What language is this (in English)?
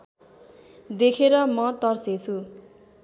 Nepali